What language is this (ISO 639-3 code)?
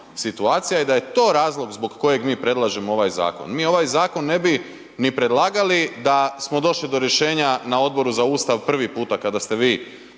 hrv